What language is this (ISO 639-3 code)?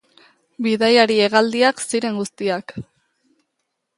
eus